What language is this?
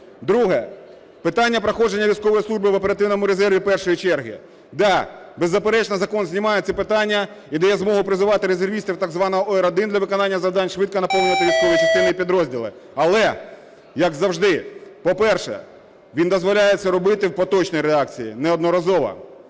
Ukrainian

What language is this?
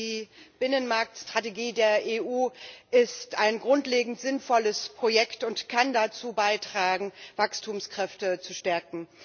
German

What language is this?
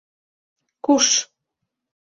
Mari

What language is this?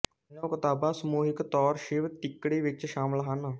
Punjabi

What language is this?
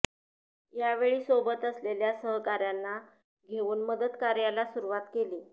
Marathi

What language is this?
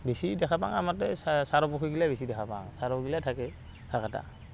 Assamese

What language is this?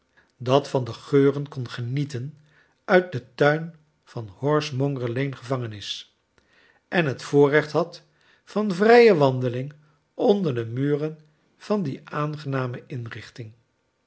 Dutch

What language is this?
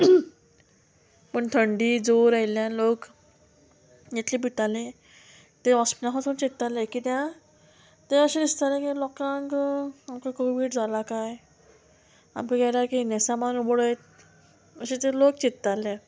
Konkani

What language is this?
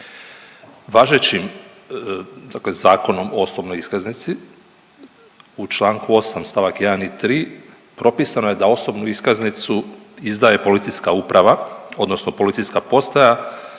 Croatian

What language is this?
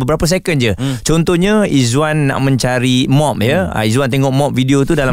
Malay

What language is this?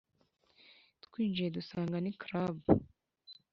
Kinyarwanda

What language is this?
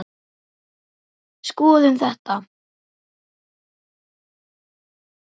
Icelandic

